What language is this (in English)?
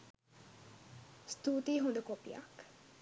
Sinhala